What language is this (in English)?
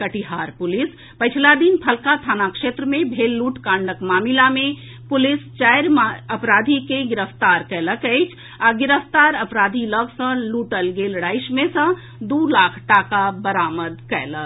Maithili